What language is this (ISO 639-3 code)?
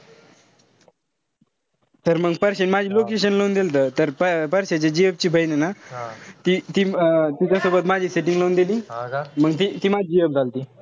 mar